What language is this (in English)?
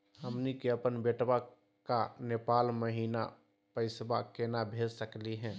Magahi